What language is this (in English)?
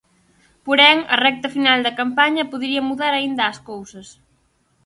Galician